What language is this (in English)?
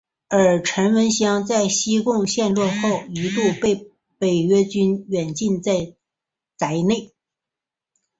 Chinese